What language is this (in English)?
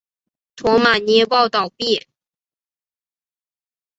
Chinese